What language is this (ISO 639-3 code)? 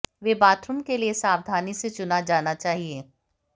hin